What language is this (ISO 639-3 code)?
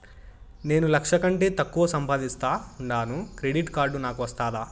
tel